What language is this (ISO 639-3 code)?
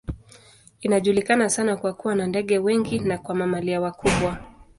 swa